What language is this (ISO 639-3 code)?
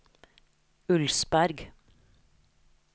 nor